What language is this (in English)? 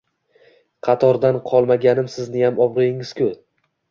Uzbek